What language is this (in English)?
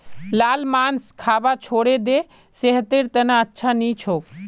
Magahi